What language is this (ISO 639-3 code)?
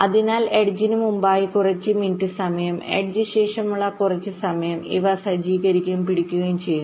mal